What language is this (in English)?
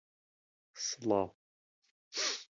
Central Kurdish